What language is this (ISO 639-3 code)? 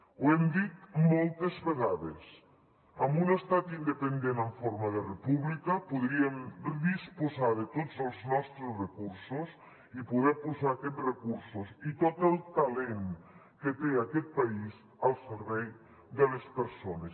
cat